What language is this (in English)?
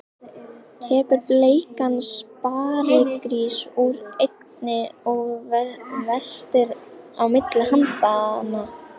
Icelandic